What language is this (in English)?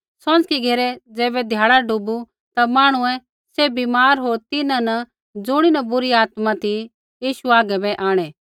Kullu Pahari